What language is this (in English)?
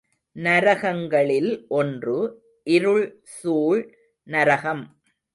Tamil